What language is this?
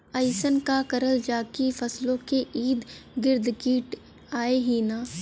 Bhojpuri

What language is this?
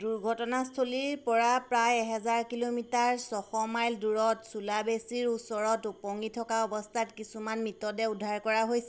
Assamese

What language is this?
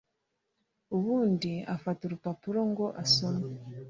Kinyarwanda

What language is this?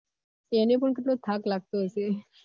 Gujarati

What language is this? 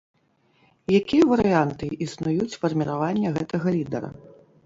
Belarusian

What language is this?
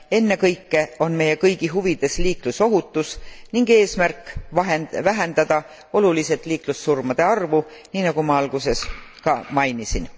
Estonian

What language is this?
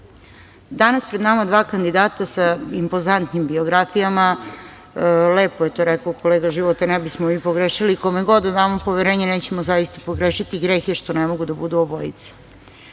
Serbian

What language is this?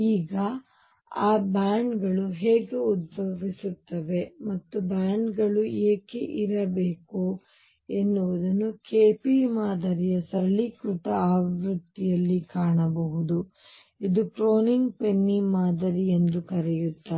Kannada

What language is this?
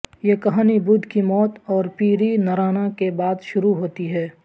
Urdu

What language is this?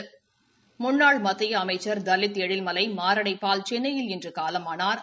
Tamil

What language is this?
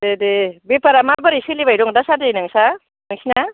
Bodo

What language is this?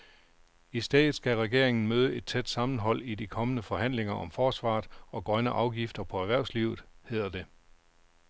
Danish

